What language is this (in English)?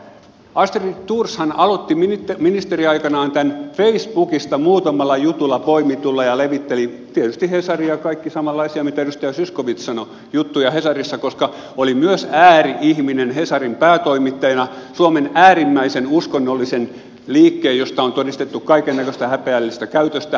Finnish